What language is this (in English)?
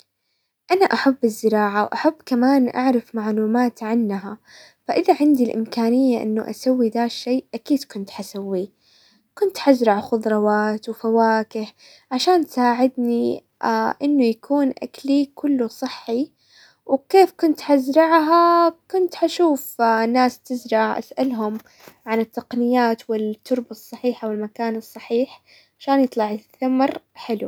Hijazi Arabic